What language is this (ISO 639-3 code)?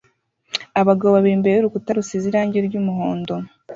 kin